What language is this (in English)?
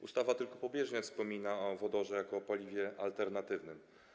Polish